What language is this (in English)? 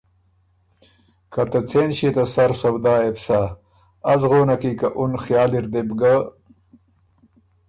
Ormuri